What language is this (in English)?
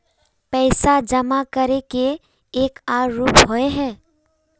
Magahi